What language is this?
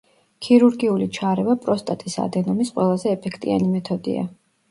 Georgian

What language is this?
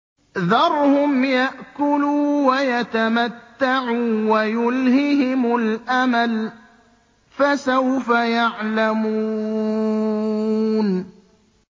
Arabic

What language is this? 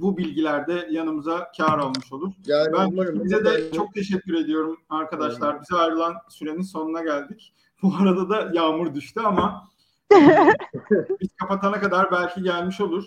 Turkish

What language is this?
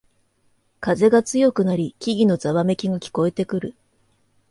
Japanese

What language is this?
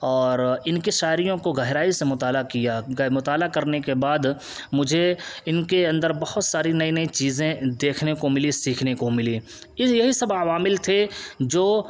Urdu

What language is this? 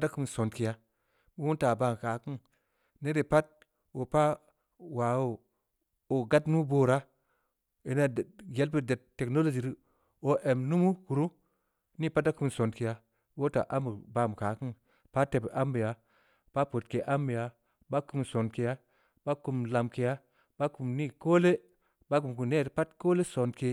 Samba Leko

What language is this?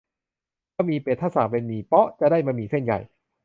Thai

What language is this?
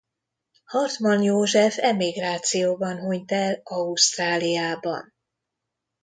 Hungarian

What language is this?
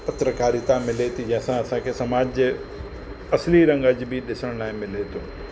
Sindhi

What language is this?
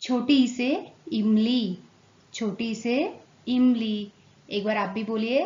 Hindi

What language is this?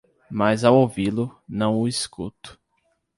Portuguese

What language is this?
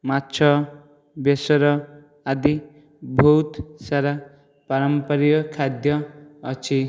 Odia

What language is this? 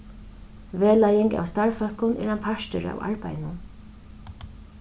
Faroese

